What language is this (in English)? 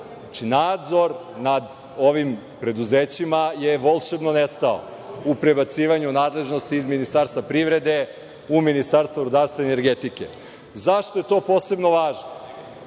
Serbian